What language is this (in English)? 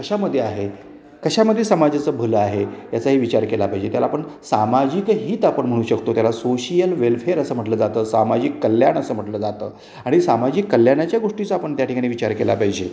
Marathi